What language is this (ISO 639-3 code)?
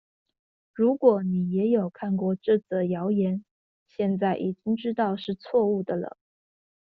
zho